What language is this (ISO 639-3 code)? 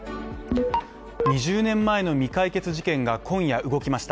jpn